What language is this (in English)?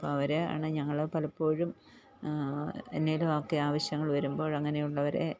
Malayalam